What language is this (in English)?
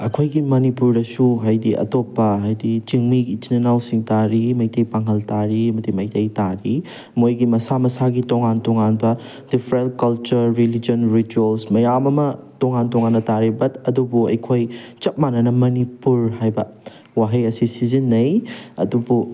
Manipuri